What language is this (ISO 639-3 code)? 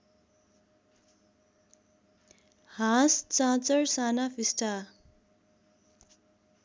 nep